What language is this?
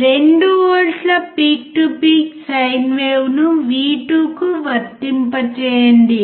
Telugu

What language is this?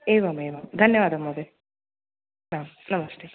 Sanskrit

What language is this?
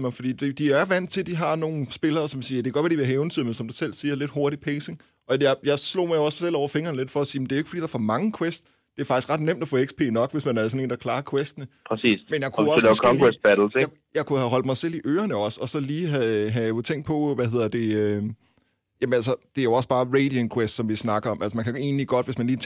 Danish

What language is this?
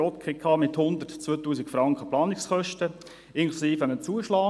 Swiss German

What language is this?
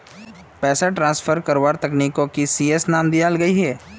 Magahi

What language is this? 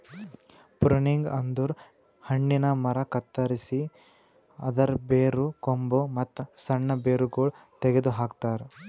Kannada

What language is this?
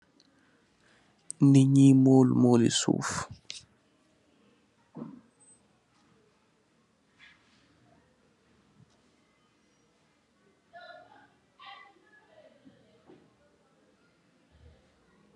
Wolof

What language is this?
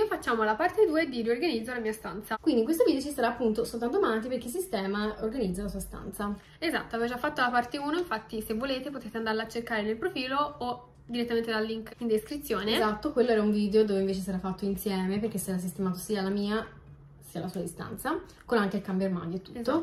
Italian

